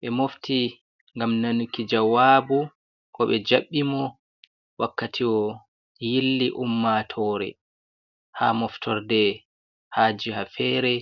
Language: Fula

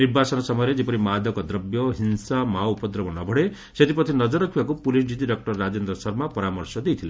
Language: Odia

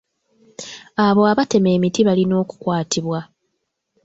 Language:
Ganda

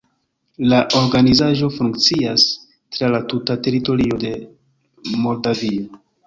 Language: Esperanto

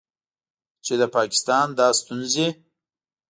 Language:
Pashto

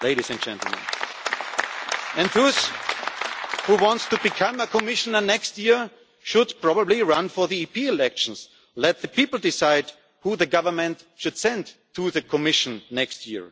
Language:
English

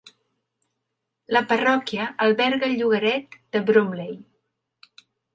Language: Catalan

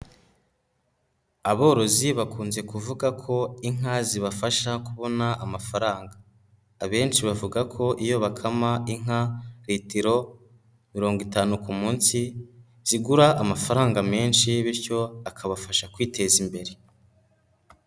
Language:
Kinyarwanda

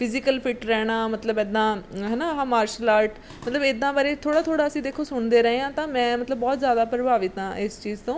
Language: Punjabi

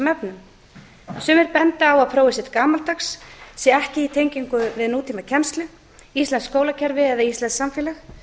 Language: Icelandic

